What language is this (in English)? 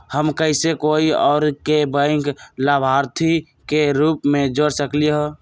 Magahi